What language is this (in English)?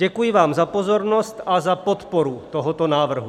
Czech